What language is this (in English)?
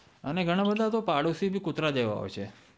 Gujarati